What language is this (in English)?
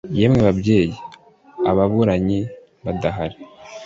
Kinyarwanda